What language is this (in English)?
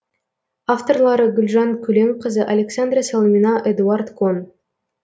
Kazakh